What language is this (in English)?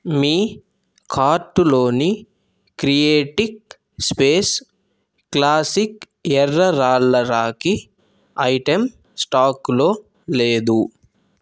Telugu